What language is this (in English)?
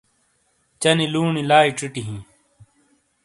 Shina